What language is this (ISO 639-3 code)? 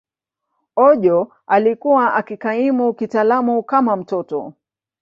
swa